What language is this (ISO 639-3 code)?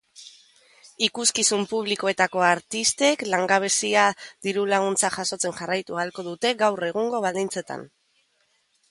eus